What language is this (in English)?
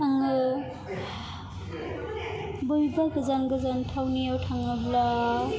Bodo